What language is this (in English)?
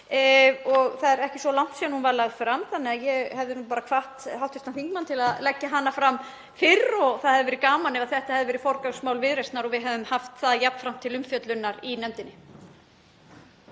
Icelandic